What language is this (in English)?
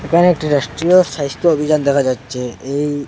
Bangla